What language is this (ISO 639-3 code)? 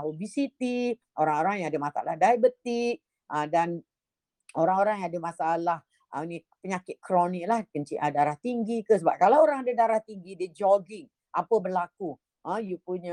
msa